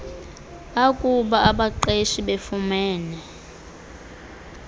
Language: Xhosa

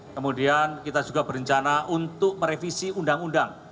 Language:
Indonesian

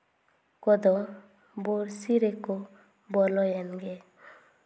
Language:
Santali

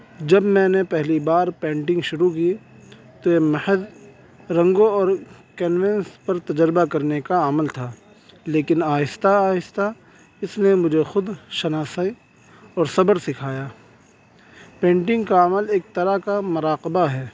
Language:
Urdu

